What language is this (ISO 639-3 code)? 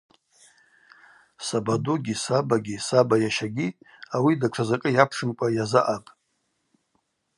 abq